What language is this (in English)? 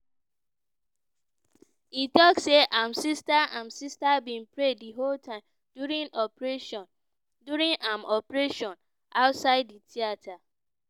Nigerian Pidgin